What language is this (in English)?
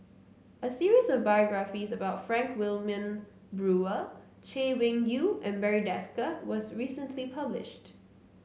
English